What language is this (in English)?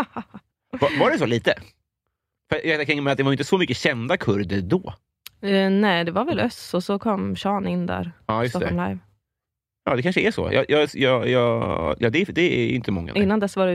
Swedish